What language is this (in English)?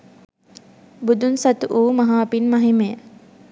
Sinhala